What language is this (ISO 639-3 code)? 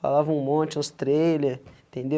por